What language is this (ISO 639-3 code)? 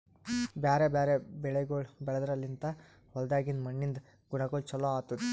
kan